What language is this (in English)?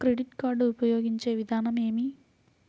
Telugu